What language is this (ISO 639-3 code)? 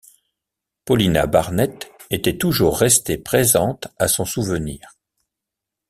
fra